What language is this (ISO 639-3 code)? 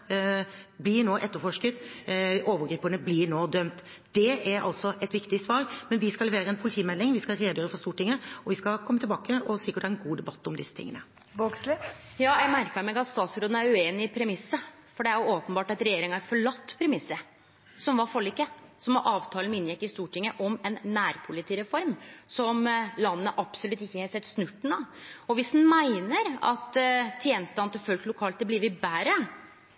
nor